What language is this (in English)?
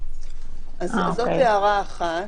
Hebrew